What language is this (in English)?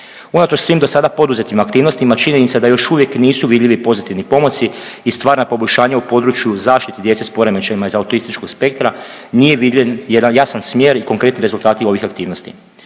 Croatian